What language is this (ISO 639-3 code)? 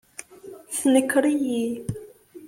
kab